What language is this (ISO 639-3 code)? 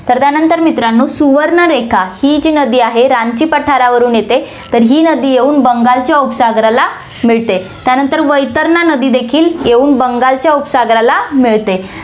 mar